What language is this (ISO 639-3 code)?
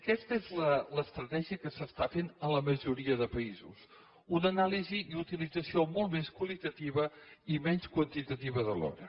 cat